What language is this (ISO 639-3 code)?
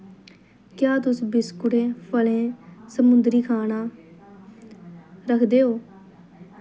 doi